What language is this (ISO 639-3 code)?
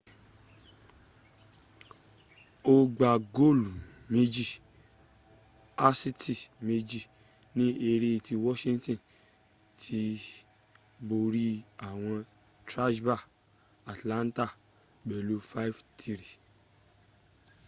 yor